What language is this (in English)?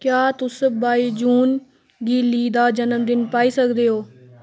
Dogri